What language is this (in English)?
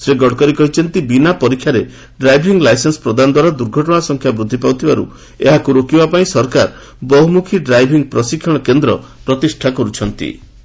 Odia